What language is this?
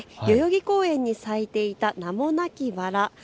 Japanese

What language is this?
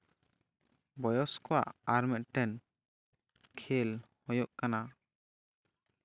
Santali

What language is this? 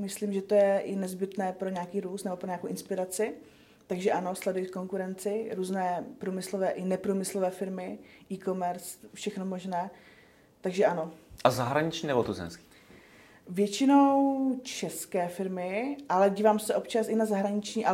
Czech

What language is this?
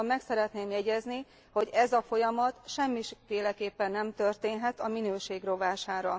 Hungarian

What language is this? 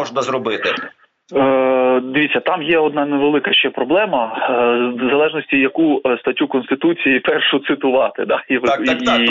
Ukrainian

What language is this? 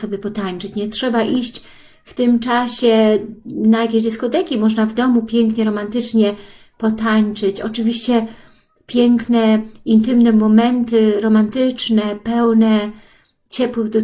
Polish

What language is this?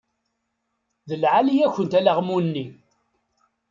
Kabyle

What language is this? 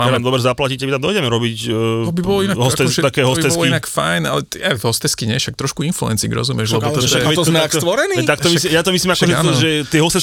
Slovak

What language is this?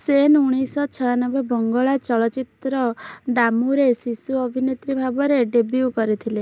Odia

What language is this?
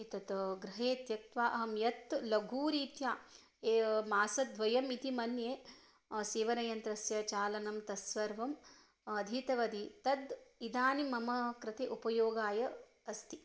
Sanskrit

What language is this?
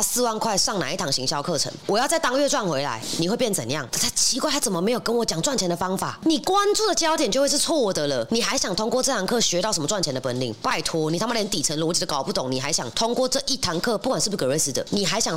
Chinese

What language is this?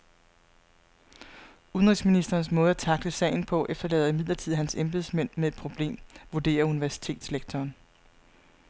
Danish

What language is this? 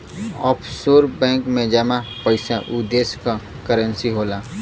Bhojpuri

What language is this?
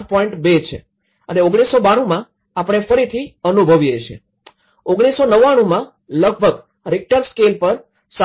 Gujarati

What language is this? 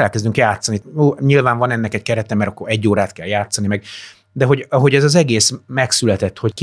Hungarian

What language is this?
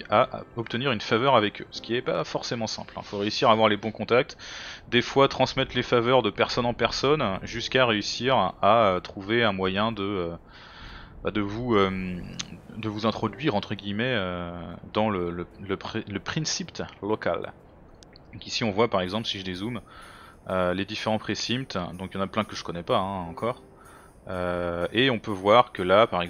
French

